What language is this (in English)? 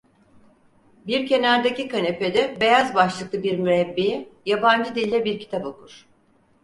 Turkish